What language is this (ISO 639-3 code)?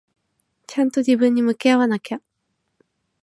jpn